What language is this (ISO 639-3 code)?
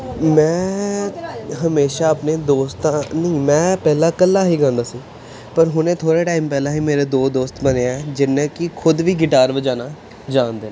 pan